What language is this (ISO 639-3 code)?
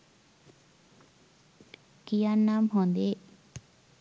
sin